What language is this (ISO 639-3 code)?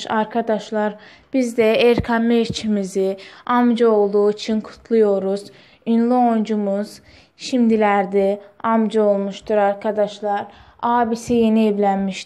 tur